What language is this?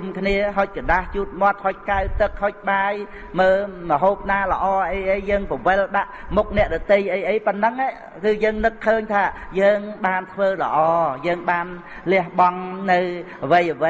Vietnamese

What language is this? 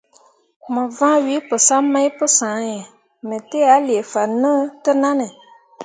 Mundang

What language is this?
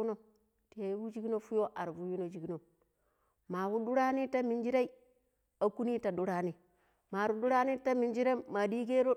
Pero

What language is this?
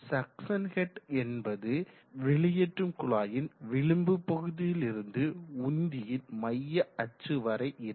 Tamil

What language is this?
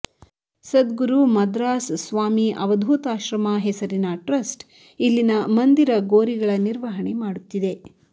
Kannada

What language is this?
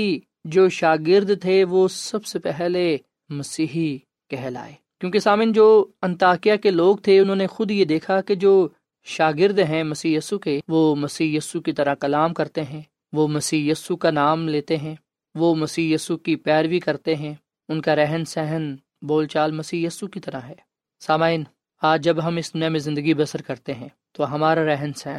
Urdu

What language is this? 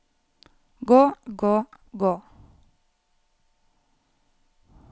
Norwegian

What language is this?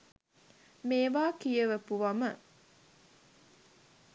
Sinhala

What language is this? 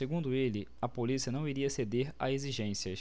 Portuguese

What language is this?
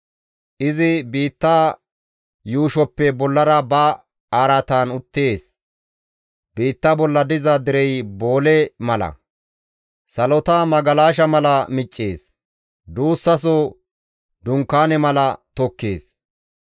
Gamo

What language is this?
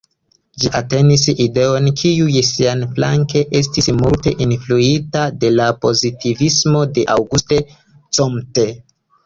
Esperanto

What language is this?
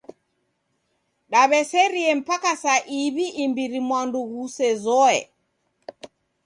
Taita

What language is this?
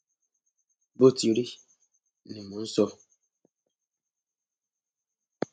Yoruba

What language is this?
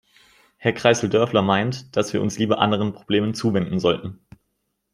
German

